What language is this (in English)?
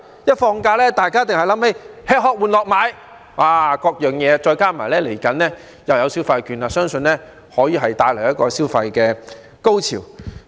Cantonese